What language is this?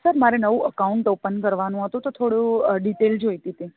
Gujarati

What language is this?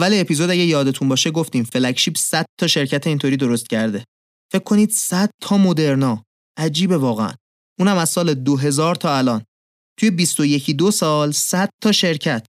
Persian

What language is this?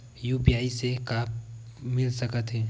Chhattisgarhi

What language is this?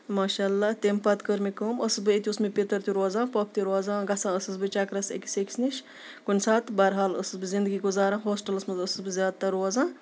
Kashmiri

